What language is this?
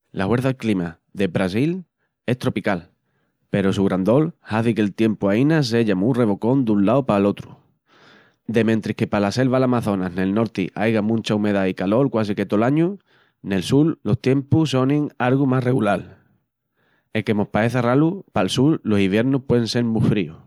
Extremaduran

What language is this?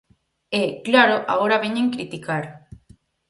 Galician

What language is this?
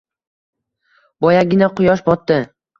Uzbek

